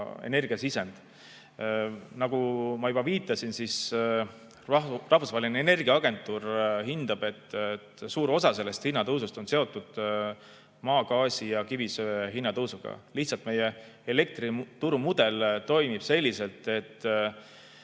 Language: Estonian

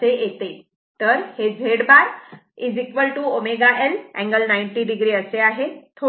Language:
Marathi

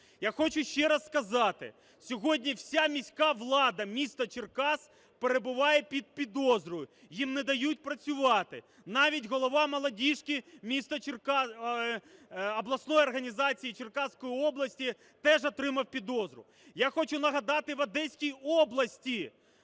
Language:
Ukrainian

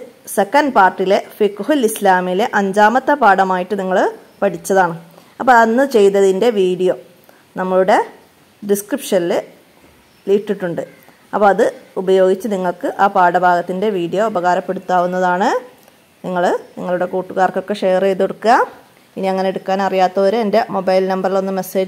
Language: Malayalam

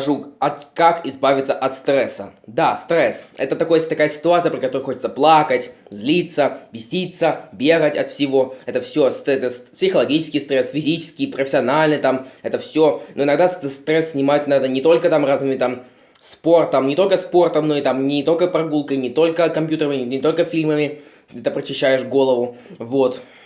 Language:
Russian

